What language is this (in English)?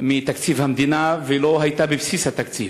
Hebrew